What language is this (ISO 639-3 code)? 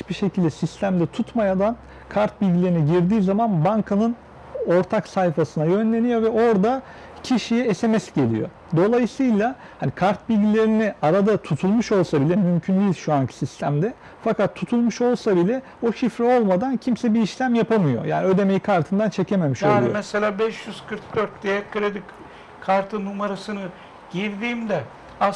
tur